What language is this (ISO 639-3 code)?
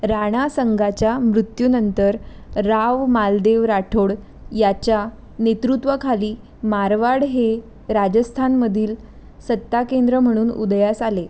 mar